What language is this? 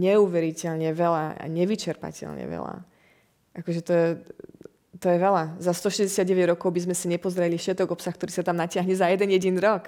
Slovak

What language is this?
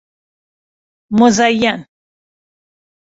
Persian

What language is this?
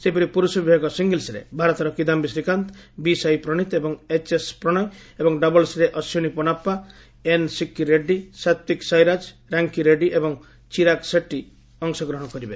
Odia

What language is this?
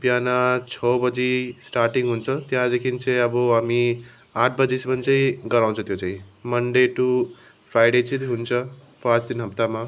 Nepali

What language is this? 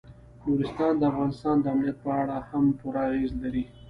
Pashto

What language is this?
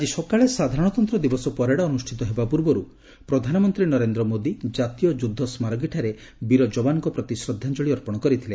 Odia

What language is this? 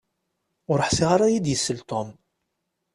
Kabyle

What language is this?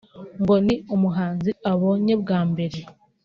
Kinyarwanda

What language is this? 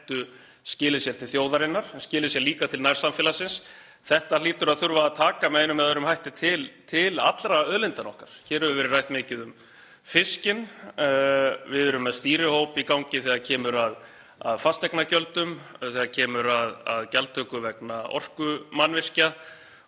Icelandic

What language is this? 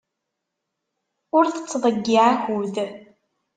Kabyle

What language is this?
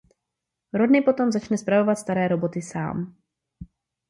Czech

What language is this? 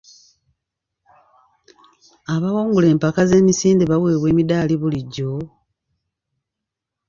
Ganda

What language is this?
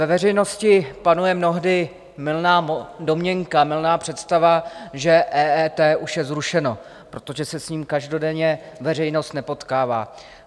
Czech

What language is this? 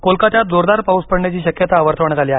Marathi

